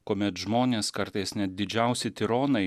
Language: Lithuanian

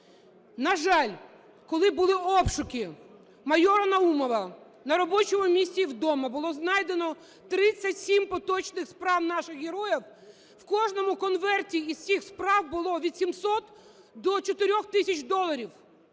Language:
Ukrainian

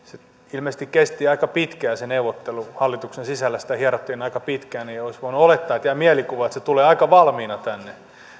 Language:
Finnish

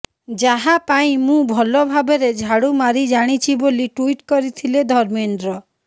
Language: Odia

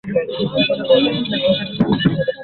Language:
Swahili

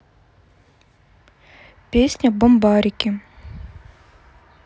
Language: Russian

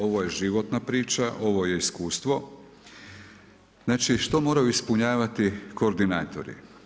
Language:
Croatian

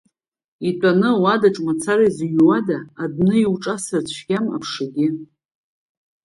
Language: Abkhazian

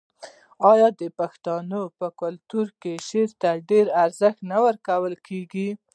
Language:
Pashto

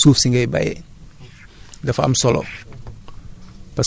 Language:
Wolof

